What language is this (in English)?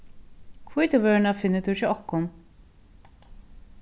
Faroese